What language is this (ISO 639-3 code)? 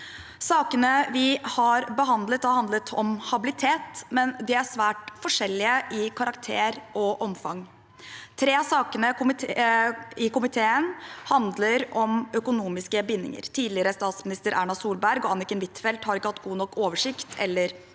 nor